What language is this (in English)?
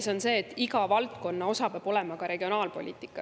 Estonian